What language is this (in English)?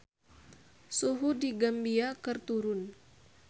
Sundanese